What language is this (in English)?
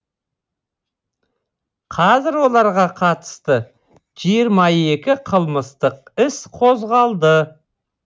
Kazakh